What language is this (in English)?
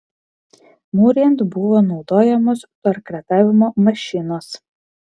Lithuanian